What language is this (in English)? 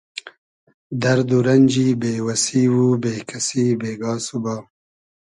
Hazaragi